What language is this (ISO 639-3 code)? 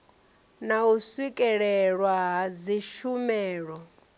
ven